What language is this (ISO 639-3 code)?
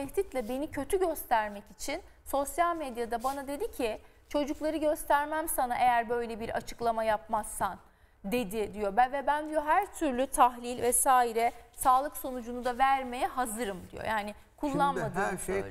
tur